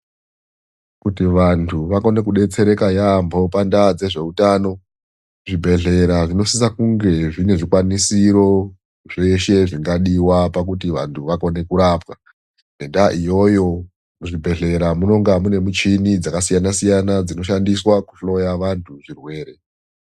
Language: Ndau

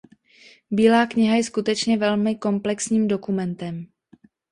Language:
Czech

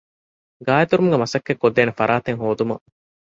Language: Divehi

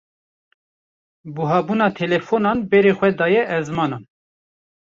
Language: Kurdish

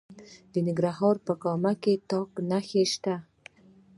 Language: Pashto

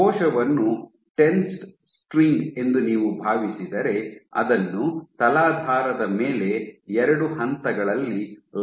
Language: Kannada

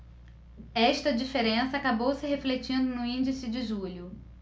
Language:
Portuguese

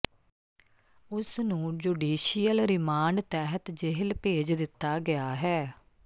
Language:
Punjabi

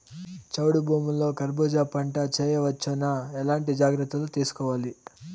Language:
Telugu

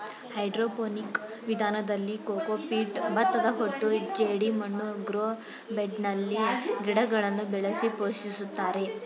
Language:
Kannada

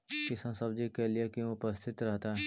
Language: Magahi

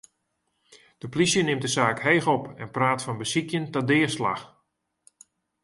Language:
Western Frisian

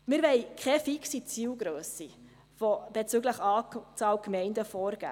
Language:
Swiss German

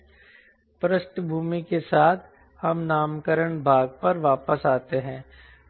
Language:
Hindi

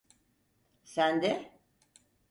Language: Turkish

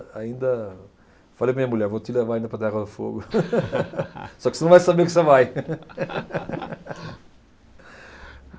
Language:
Portuguese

